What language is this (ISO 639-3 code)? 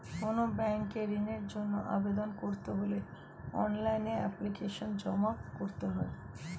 ben